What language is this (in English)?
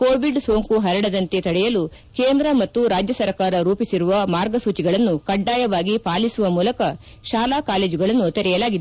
Kannada